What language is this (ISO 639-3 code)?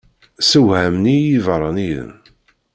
kab